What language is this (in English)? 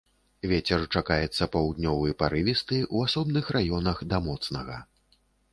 Belarusian